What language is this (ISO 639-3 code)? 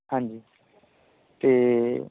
pan